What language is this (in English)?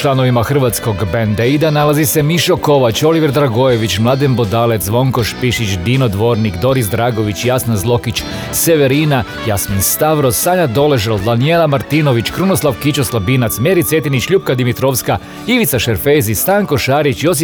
Croatian